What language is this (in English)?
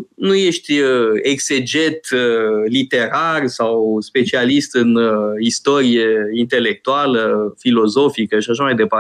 Romanian